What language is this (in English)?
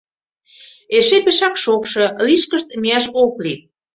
Mari